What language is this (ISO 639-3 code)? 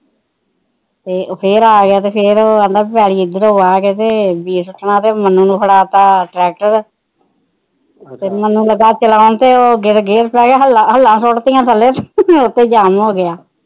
pan